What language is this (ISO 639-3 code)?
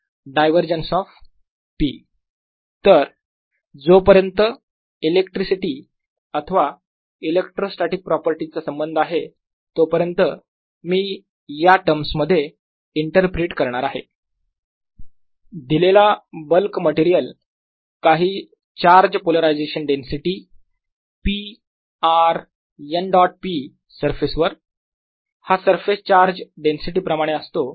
mar